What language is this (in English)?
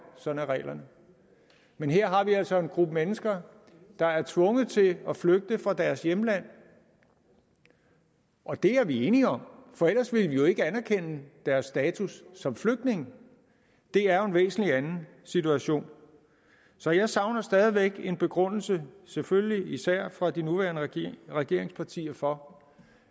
Danish